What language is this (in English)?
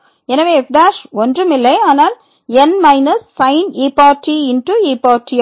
Tamil